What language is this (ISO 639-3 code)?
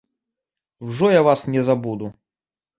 bel